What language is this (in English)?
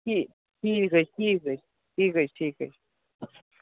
Kashmiri